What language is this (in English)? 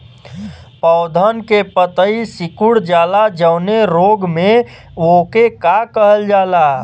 Bhojpuri